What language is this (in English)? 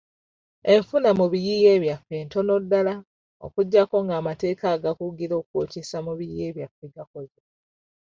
Ganda